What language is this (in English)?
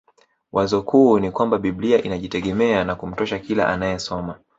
Swahili